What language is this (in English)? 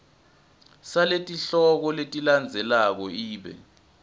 Swati